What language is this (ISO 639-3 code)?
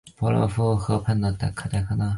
zho